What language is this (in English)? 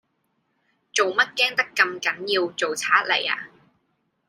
Cantonese